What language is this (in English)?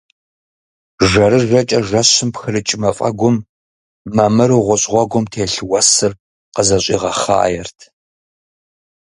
Kabardian